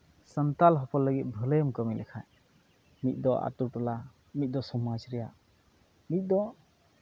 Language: Santali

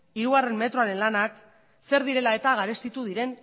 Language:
Basque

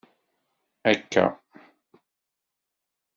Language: Kabyle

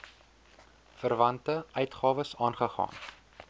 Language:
Afrikaans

